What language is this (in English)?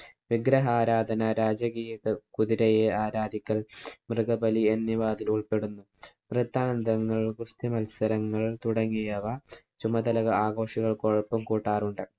Malayalam